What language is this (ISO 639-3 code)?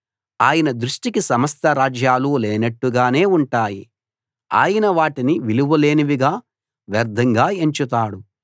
tel